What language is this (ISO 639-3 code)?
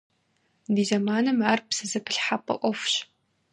kbd